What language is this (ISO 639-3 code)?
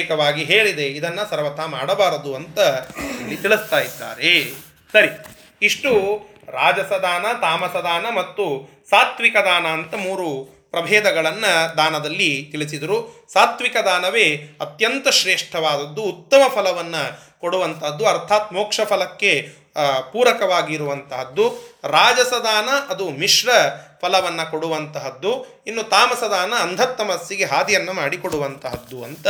kan